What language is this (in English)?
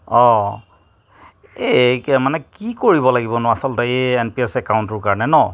Assamese